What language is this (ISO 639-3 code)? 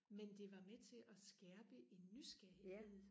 dan